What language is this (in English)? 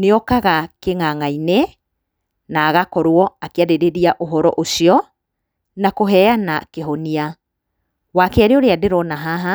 Kikuyu